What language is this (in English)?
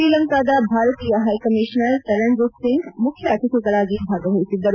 Kannada